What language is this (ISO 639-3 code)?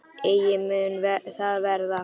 isl